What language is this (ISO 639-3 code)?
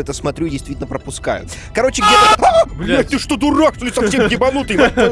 rus